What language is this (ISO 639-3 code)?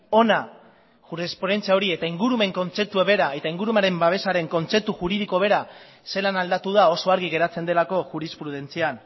eus